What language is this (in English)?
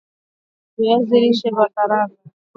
Swahili